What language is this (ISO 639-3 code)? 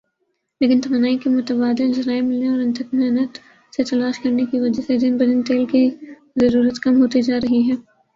urd